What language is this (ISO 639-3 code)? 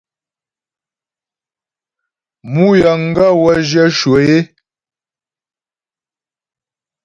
bbj